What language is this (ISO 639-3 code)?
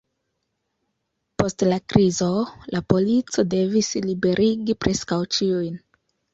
epo